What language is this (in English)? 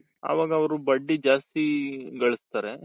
Kannada